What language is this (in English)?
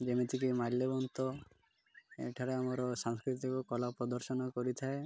Odia